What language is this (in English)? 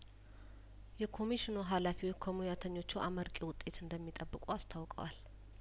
Amharic